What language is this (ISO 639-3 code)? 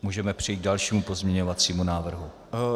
ces